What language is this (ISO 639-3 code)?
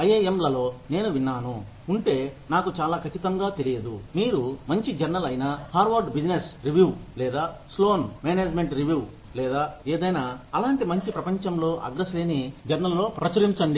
tel